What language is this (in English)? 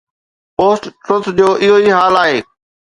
Sindhi